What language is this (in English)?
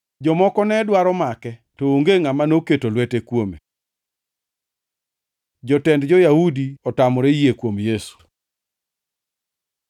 Luo (Kenya and Tanzania)